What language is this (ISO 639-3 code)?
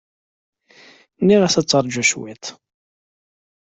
kab